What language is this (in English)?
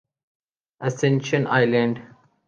Urdu